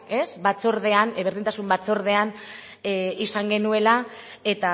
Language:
Basque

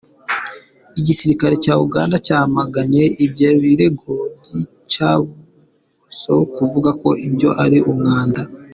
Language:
Kinyarwanda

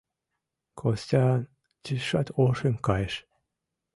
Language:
Mari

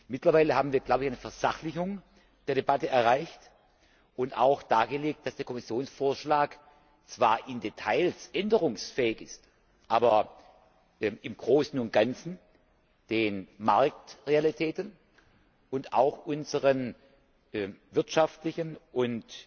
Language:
German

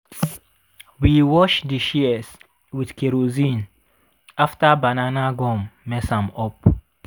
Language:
Nigerian Pidgin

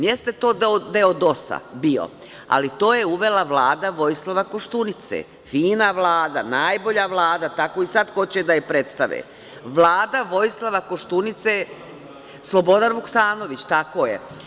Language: Serbian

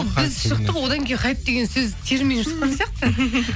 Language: Kazakh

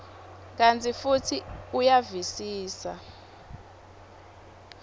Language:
Swati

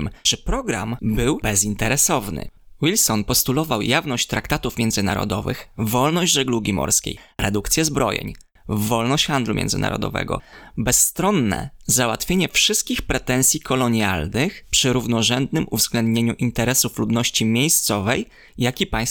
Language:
Polish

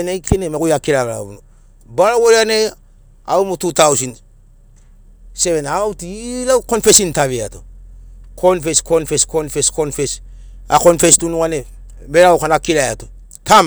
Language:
Sinaugoro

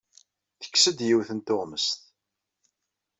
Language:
Kabyle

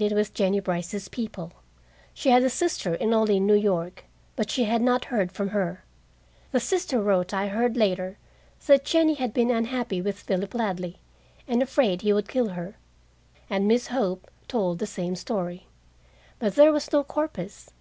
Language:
English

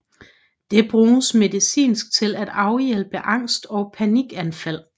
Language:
Danish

